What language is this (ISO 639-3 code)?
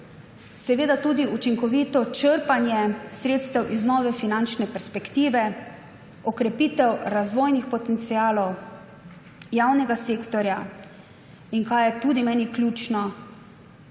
slv